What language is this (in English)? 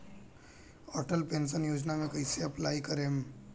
Bhojpuri